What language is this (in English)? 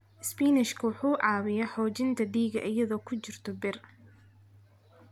Somali